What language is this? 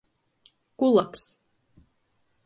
Latgalian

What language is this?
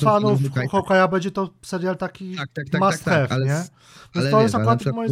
Polish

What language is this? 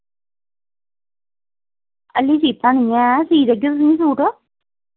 Dogri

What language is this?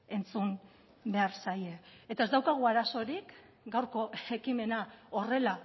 Basque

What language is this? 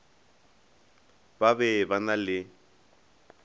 Northern Sotho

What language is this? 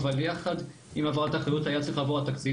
Hebrew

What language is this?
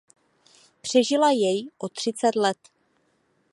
Czech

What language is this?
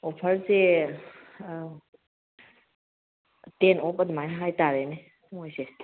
Manipuri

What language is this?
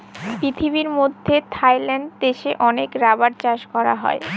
Bangla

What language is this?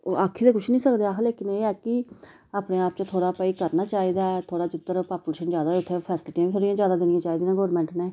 Dogri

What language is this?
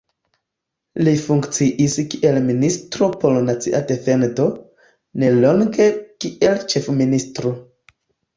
Esperanto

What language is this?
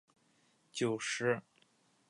Chinese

